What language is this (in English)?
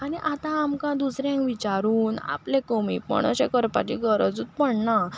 Konkani